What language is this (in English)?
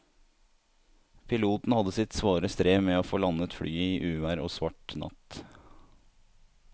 Norwegian